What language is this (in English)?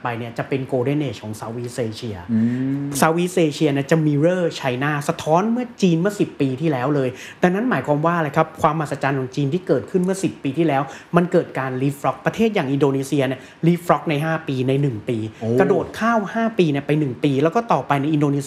Thai